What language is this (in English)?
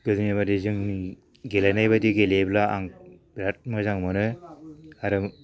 Bodo